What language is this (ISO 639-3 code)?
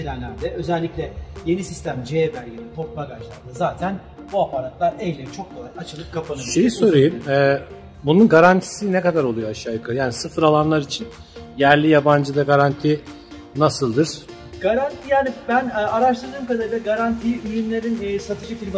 tur